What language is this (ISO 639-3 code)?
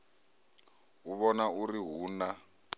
ven